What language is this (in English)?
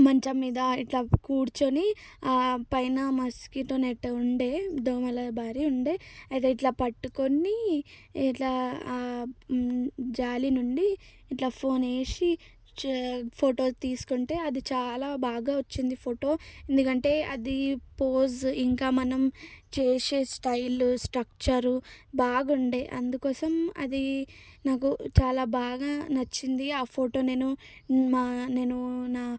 Telugu